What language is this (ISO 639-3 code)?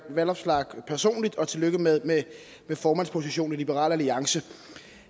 dan